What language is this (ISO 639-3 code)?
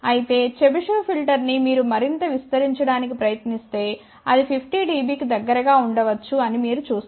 tel